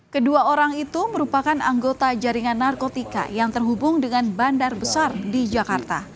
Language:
Indonesian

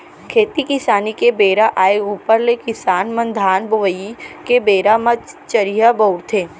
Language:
Chhattisgarhi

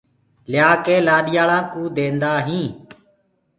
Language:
Gurgula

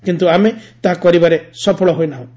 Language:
Odia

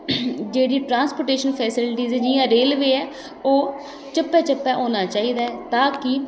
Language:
Dogri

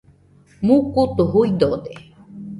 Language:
Nüpode Huitoto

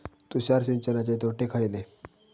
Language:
Marathi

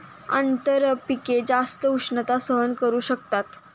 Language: Marathi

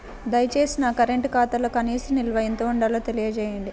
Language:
Telugu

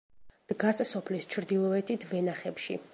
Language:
Georgian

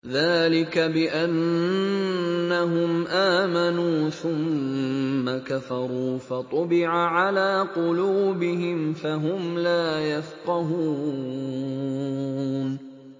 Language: Arabic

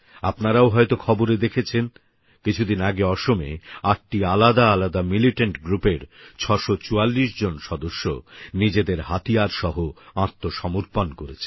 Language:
Bangla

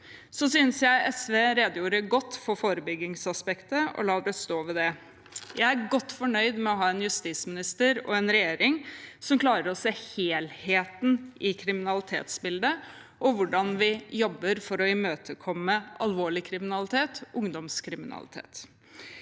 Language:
Norwegian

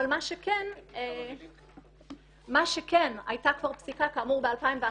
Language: Hebrew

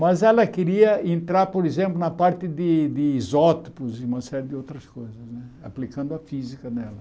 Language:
Portuguese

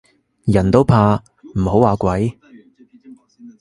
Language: Cantonese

